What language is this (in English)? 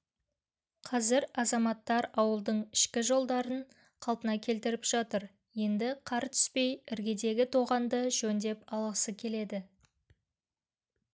Kazakh